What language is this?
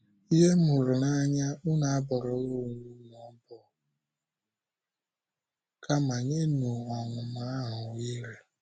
Igbo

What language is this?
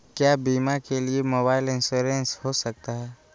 Magahi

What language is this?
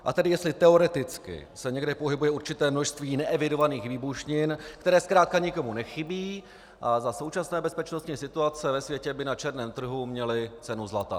Czech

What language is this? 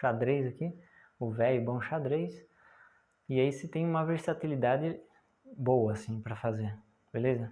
Portuguese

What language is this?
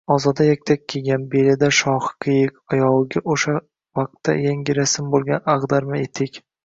Uzbek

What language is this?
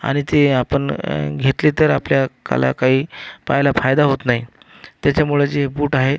Marathi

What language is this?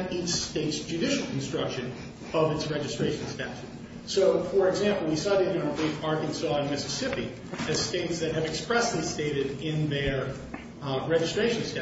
English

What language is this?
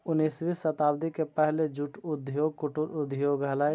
Magahi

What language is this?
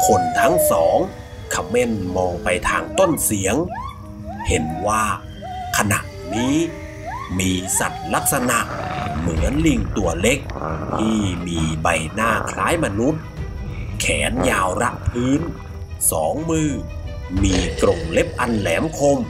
Thai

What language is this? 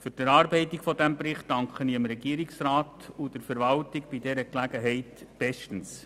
Swiss German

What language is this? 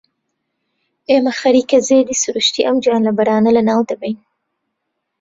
Central Kurdish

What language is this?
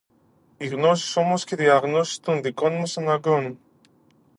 Greek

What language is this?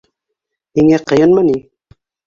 Bashkir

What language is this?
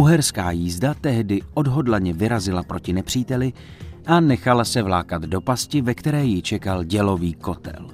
Czech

